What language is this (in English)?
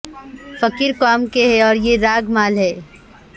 Urdu